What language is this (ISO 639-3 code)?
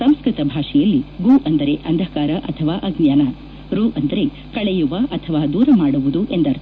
kan